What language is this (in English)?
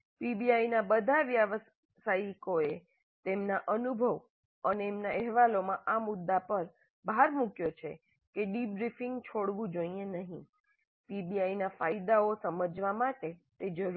Gujarati